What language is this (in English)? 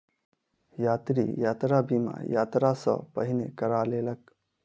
Maithili